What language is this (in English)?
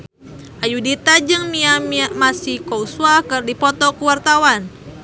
Sundanese